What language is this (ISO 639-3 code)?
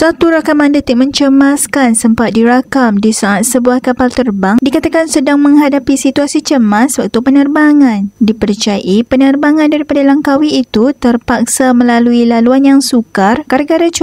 msa